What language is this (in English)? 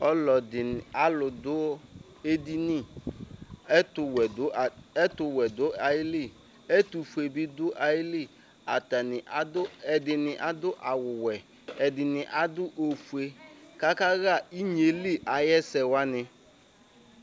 Ikposo